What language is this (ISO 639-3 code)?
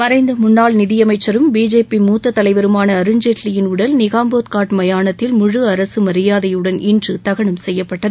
tam